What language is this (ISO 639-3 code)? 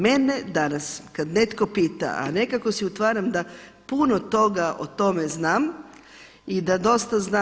hrv